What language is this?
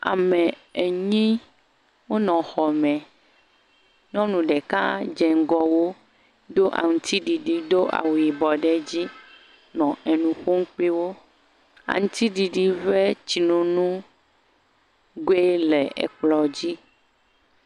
Ewe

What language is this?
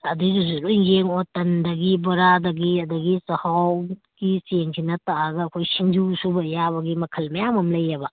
Manipuri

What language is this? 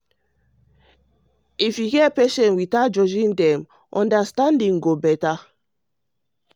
Nigerian Pidgin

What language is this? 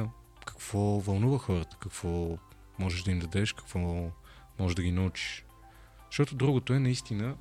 Bulgarian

